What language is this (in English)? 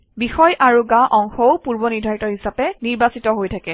Assamese